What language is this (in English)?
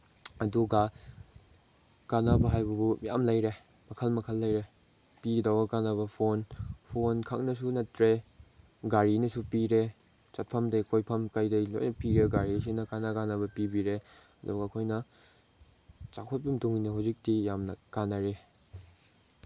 Manipuri